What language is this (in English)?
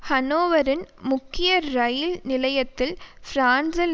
Tamil